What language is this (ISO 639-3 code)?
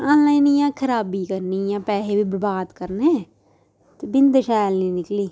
doi